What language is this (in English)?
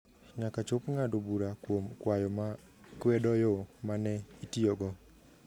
Luo (Kenya and Tanzania)